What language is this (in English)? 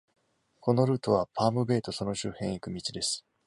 Japanese